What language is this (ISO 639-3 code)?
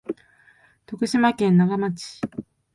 jpn